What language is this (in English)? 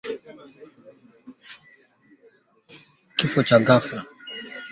Swahili